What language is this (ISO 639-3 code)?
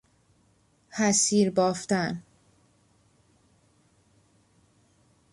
fas